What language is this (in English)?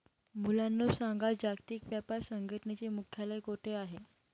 Marathi